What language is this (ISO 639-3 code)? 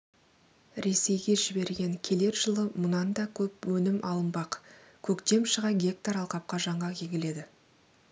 kaz